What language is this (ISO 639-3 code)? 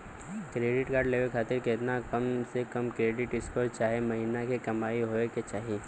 bho